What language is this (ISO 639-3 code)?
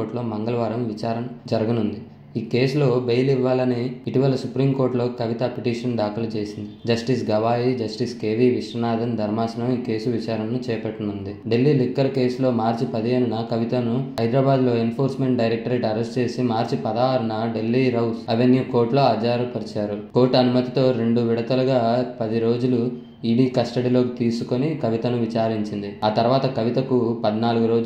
tel